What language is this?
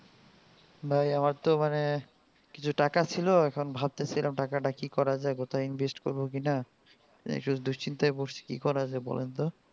Bangla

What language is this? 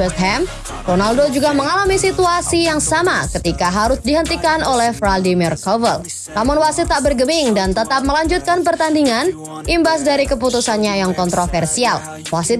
Indonesian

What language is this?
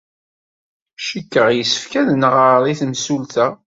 Kabyle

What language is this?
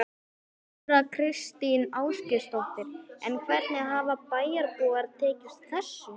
Icelandic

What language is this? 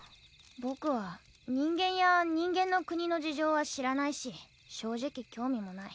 Japanese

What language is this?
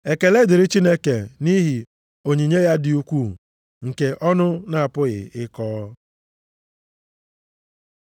Igbo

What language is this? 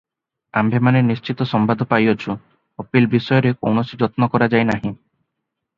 Odia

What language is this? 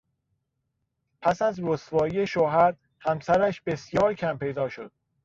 Persian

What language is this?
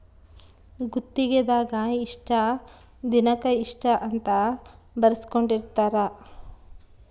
Kannada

